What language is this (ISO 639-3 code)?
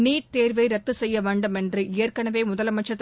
tam